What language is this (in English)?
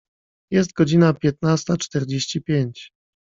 Polish